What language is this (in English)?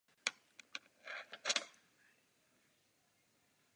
Czech